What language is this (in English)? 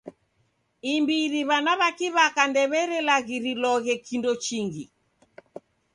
Taita